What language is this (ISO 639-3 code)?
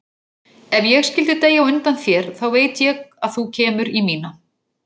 isl